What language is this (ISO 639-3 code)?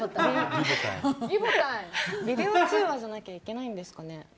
jpn